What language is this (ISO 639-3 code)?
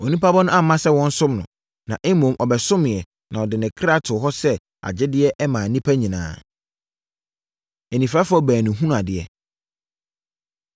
aka